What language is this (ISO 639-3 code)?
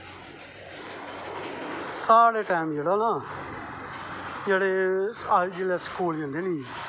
doi